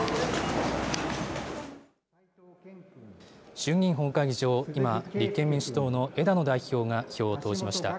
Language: Japanese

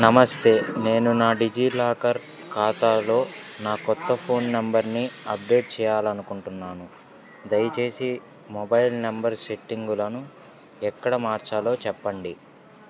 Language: Telugu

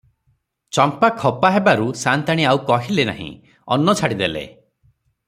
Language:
Odia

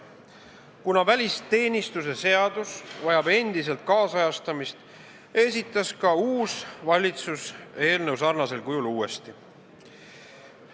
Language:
Estonian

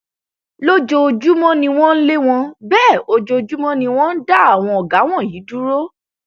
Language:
Yoruba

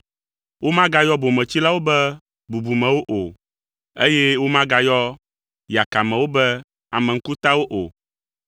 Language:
Ewe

